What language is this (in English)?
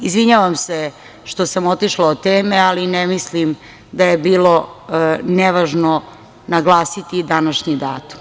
Serbian